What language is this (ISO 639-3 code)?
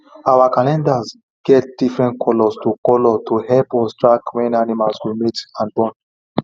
pcm